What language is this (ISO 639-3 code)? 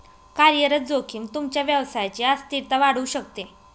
mar